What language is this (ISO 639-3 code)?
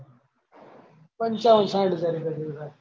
guj